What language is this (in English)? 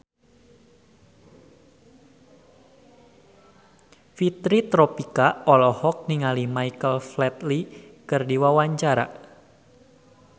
Sundanese